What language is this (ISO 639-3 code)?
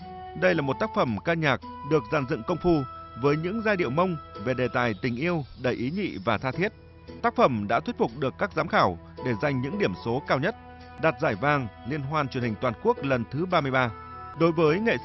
vie